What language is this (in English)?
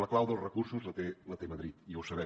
Catalan